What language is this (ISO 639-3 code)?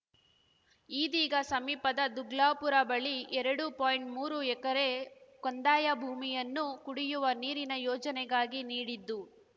kan